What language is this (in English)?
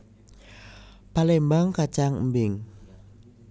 Javanese